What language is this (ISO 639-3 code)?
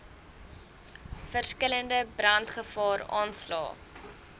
afr